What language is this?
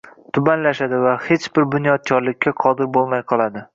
Uzbek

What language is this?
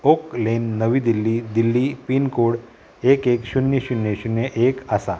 Konkani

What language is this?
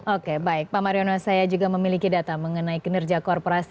Indonesian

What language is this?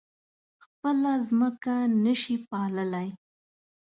Pashto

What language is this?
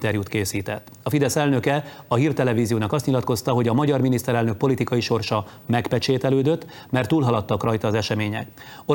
Hungarian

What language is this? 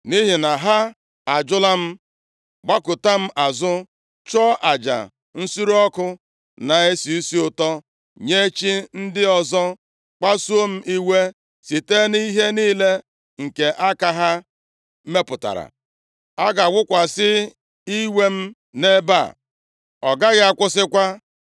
Igbo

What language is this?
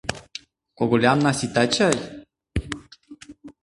Mari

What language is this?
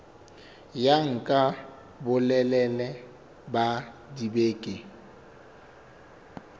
Southern Sotho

